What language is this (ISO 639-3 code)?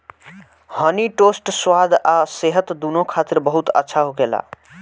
bho